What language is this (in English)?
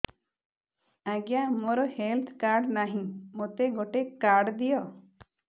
Odia